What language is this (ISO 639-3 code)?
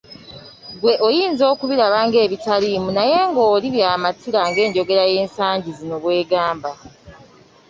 lug